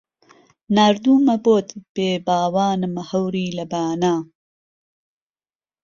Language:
Central Kurdish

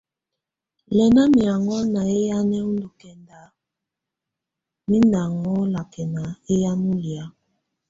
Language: Tunen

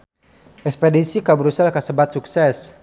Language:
Sundanese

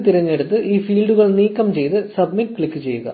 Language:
Malayalam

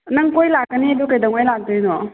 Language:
Manipuri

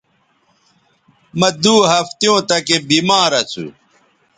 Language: Bateri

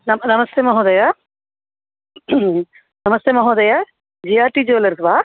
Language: Sanskrit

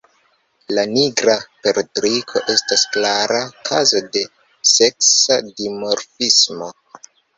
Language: Esperanto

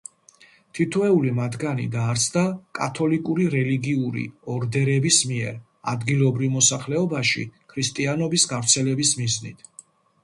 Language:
Georgian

